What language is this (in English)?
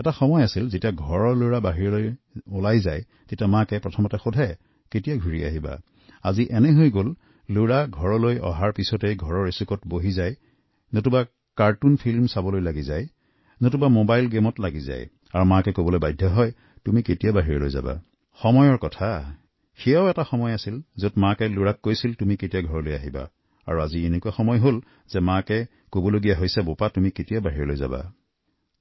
Assamese